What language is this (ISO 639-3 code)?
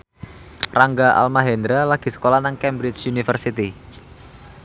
jav